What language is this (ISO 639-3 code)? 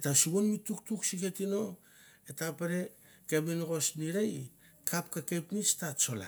tbf